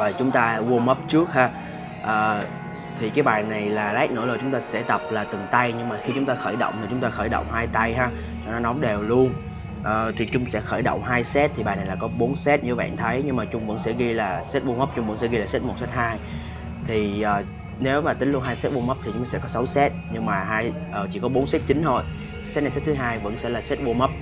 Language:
Vietnamese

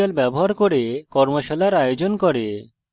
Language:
Bangla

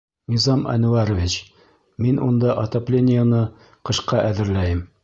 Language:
Bashkir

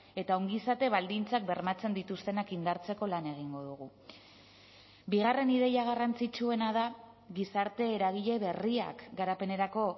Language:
Basque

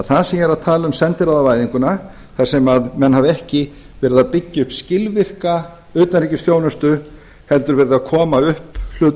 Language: Icelandic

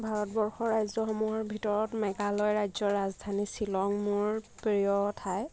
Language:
Assamese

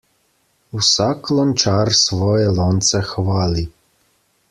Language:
Slovenian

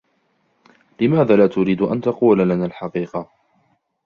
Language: Arabic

